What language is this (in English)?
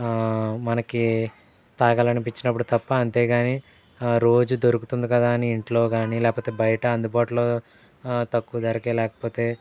Telugu